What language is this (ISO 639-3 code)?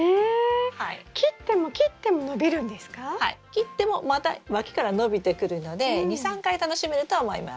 jpn